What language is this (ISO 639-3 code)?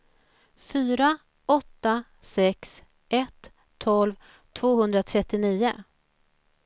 swe